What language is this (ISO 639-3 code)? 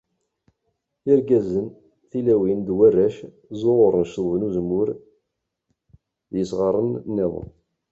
kab